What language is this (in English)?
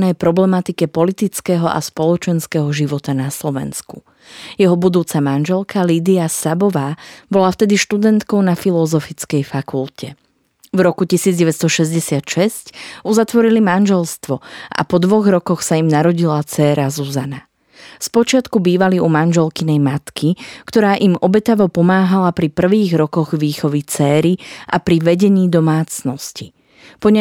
Slovak